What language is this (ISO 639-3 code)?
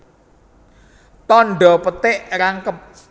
jav